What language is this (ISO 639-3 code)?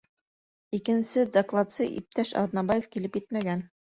bak